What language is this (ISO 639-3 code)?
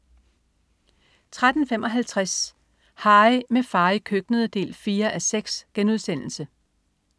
dan